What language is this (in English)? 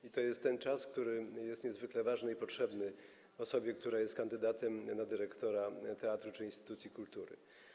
Polish